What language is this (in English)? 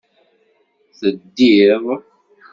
Kabyle